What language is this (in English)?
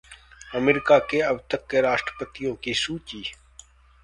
Hindi